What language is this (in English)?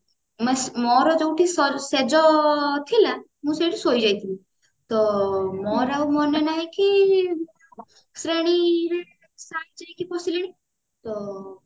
Odia